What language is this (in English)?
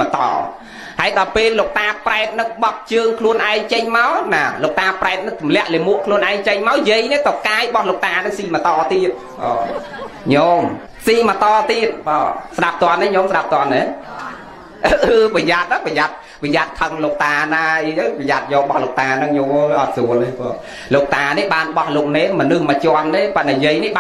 Vietnamese